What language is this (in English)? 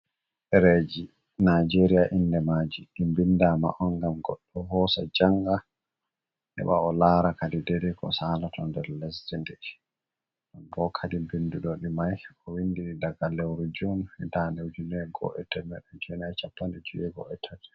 Fula